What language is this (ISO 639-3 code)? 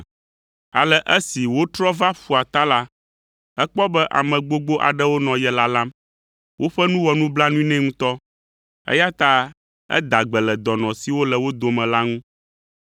ewe